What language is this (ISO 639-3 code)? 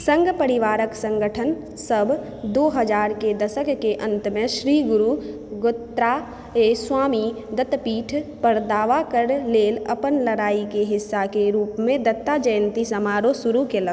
mai